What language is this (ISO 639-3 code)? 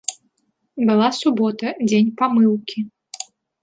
bel